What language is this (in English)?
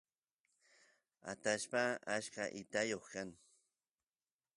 Santiago del Estero Quichua